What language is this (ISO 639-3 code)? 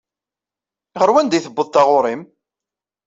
kab